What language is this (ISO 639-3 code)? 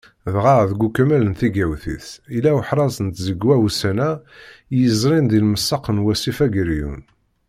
kab